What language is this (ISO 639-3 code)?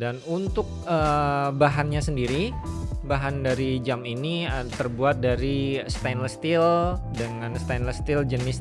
ind